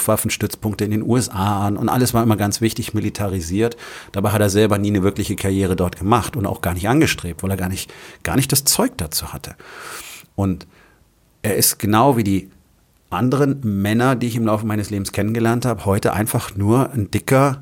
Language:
German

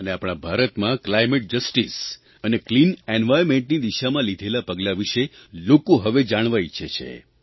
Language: Gujarati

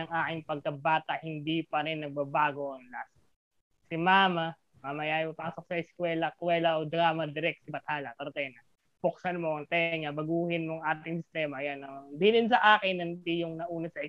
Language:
Filipino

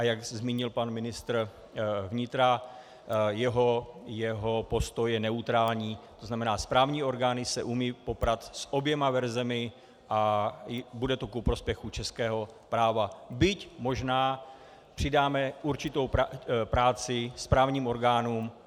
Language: Czech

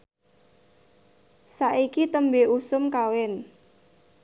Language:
Javanese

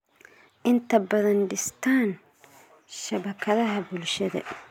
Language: Somali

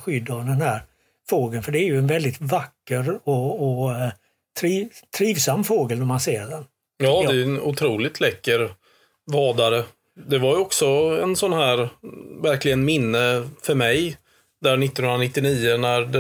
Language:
Swedish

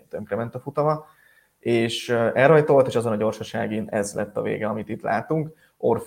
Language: Hungarian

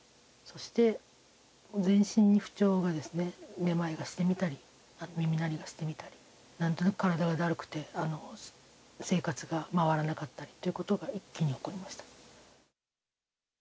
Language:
Japanese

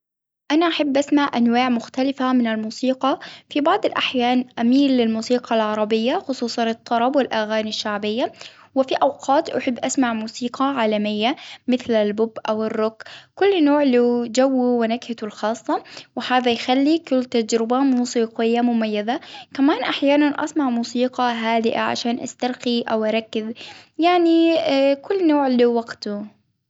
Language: Hijazi Arabic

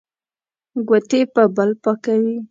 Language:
Pashto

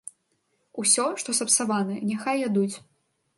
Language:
Belarusian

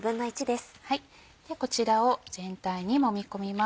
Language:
Japanese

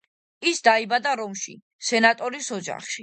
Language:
Georgian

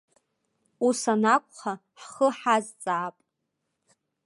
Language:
Abkhazian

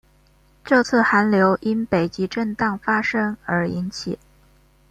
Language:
Chinese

